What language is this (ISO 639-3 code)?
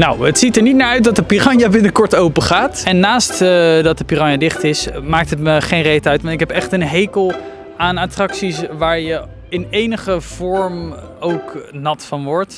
nld